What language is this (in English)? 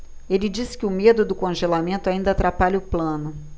Portuguese